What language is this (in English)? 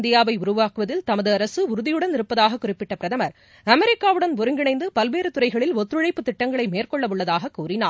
Tamil